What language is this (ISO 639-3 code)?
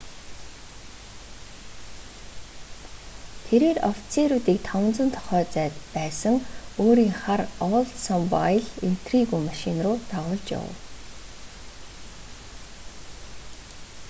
mon